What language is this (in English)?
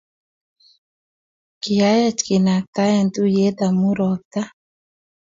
Kalenjin